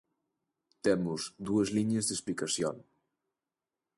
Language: Galician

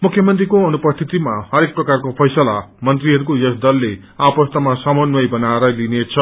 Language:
Nepali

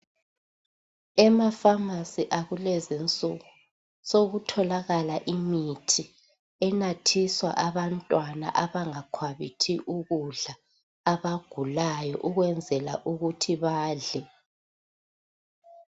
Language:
North Ndebele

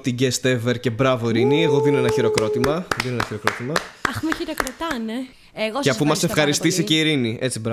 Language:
Greek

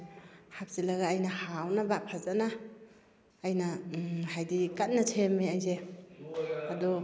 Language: Manipuri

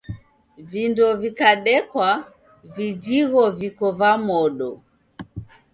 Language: Taita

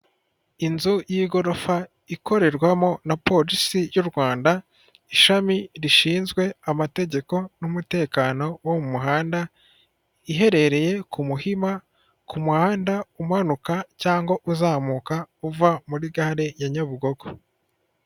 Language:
Kinyarwanda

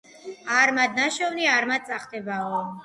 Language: Georgian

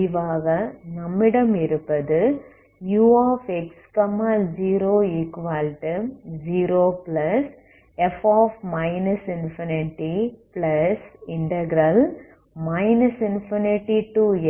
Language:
Tamil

